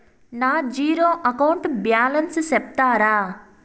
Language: Telugu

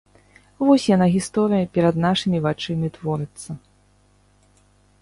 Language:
Belarusian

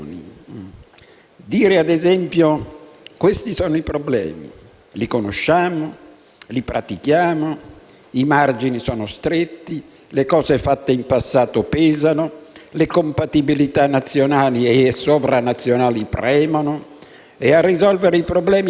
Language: Italian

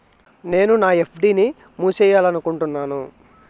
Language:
Telugu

